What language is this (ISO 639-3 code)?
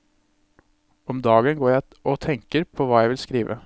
nor